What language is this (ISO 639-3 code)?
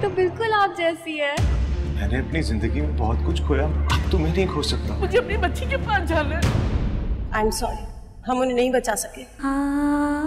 hin